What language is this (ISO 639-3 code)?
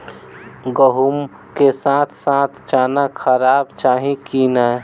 mai